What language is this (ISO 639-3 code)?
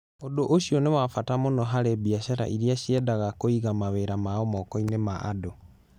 kik